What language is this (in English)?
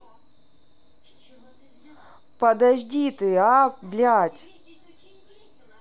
Russian